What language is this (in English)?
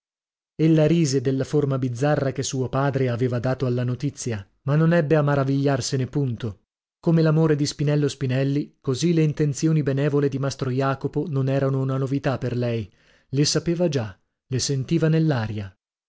Italian